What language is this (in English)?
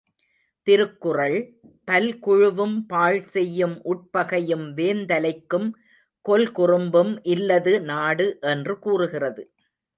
Tamil